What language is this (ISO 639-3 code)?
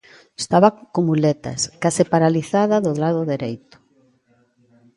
glg